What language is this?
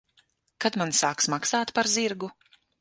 Latvian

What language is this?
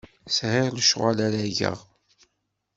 Kabyle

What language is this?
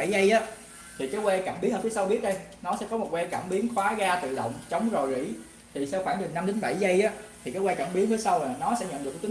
Vietnamese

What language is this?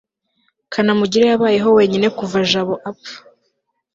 Kinyarwanda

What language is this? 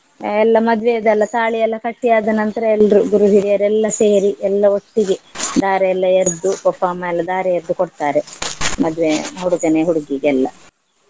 Kannada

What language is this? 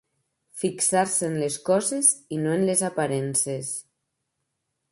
Catalan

